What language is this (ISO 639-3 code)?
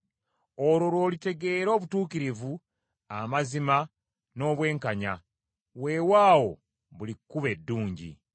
lug